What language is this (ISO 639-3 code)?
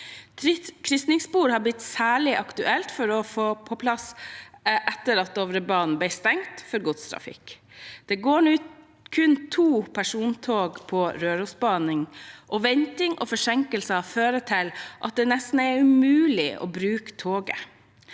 nor